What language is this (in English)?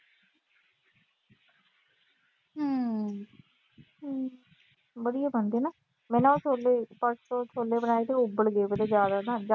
Punjabi